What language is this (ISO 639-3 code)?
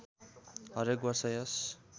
nep